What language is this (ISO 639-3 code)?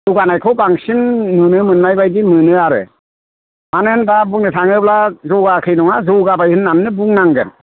brx